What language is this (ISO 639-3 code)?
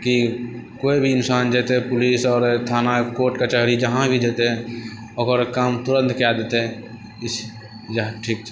mai